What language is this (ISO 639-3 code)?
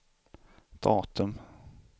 swe